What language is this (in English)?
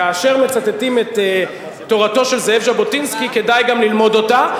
Hebrew